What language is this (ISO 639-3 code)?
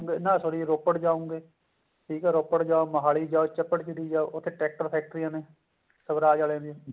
pan